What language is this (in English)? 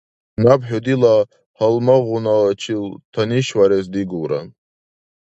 Dargwa